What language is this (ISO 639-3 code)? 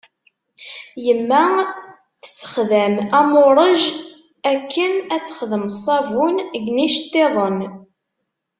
kab